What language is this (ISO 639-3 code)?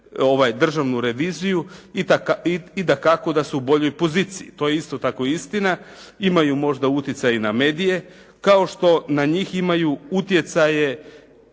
hrv